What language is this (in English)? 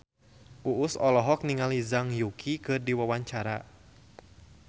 Sundanese